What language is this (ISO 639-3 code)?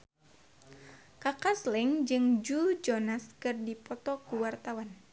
sun